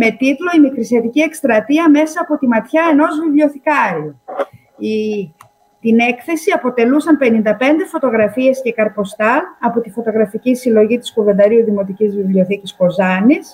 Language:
Greek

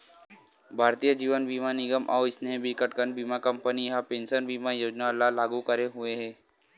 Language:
Chhattisgarhi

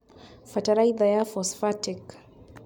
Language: Kikuyu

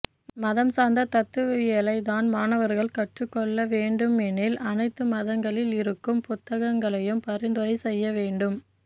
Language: Tamil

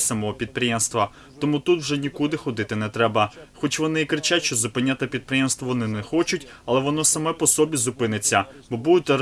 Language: Ukrainian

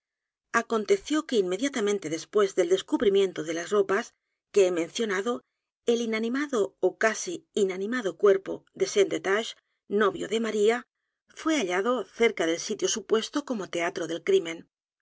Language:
Spanish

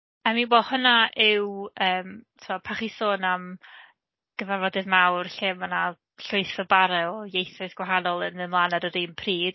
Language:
Welsh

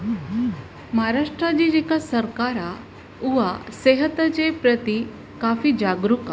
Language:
Sindhi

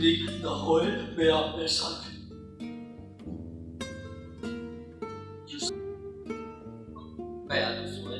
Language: Spanish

